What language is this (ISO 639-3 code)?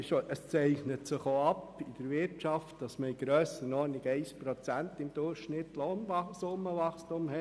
gsw